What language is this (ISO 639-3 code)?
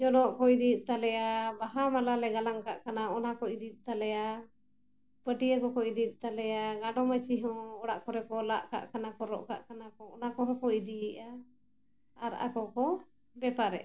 sat